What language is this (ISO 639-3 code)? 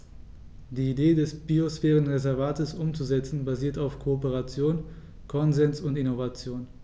deu